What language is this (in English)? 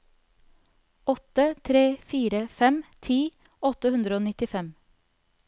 Norwegian